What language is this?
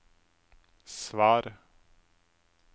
Norwegian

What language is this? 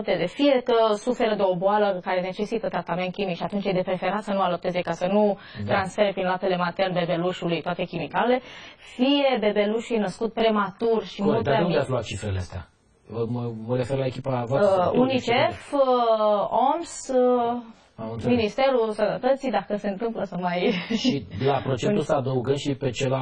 Romanian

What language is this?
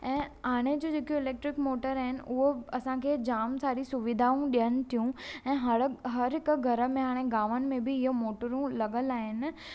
Sindhi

